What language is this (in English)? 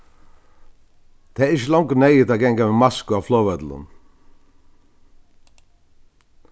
Faroese